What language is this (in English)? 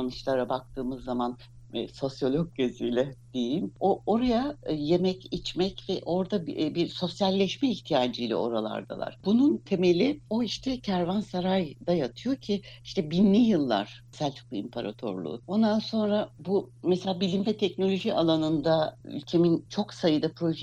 Turkish